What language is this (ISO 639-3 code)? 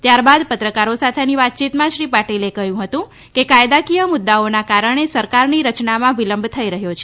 guj